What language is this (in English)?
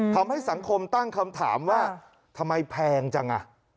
Thai